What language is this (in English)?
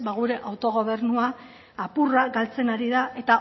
Basque